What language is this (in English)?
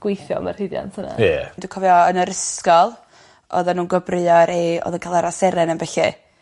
Welsh